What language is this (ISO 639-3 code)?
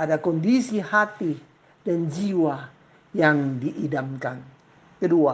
ind